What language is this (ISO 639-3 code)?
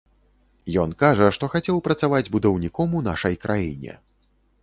bel